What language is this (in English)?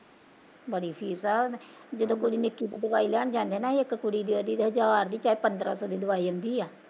Punjabi